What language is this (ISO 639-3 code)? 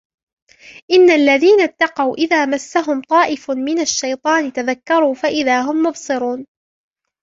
ara